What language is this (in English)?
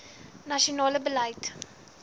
Afrikaans